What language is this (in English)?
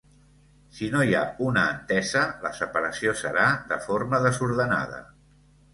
Catalan